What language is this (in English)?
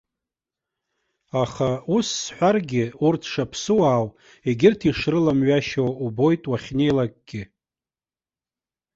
Abkhazian